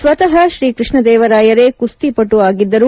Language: Kannada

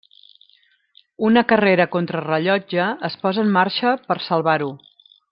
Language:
Catalan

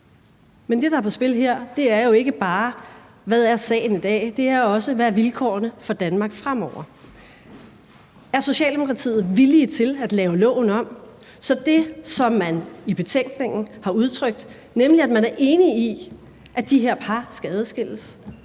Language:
Danish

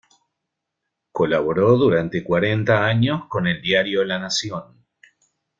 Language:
Spanish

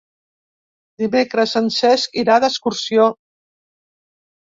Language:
Catalan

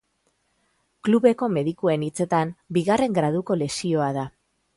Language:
Basque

